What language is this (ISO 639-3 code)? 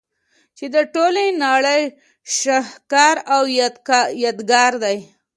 pus